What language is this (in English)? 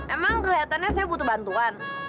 Indonesian